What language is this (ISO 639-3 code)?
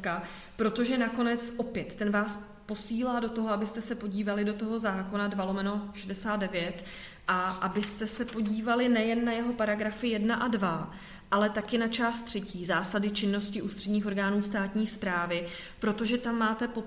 ces